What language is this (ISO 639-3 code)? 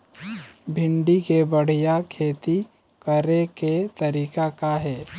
hne